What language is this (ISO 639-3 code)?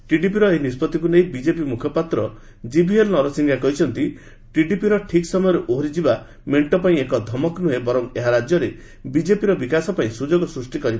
ori